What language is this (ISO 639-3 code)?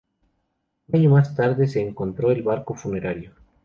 spa